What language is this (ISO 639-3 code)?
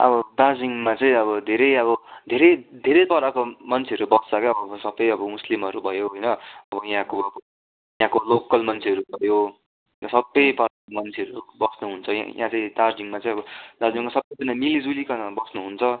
nep